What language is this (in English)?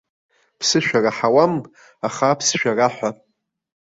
Abkhazian